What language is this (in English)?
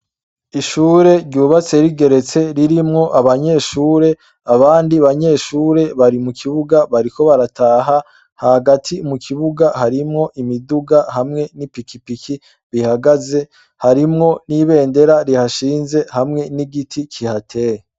Rundi